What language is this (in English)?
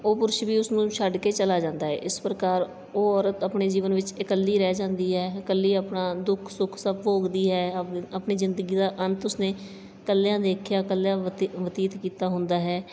Punjabi